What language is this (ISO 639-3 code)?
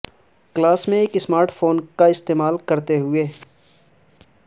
urd